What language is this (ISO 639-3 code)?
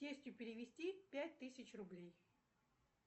rus